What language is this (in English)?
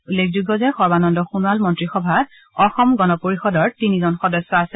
Assamese